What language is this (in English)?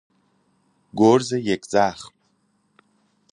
Persian